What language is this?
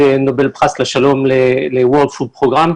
Hebrew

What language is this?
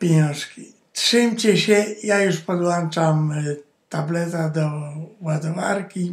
Polish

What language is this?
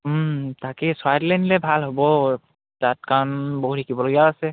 Assamese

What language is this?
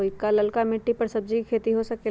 Magahi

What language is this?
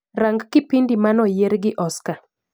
Luo (Kenya and Tanzania)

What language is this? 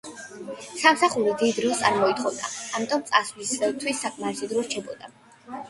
Georgian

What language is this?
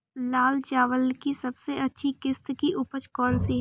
Hindi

